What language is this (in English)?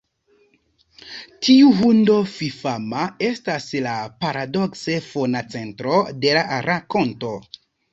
Esperanto